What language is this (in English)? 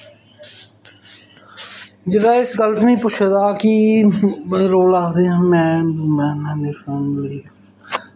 Dogri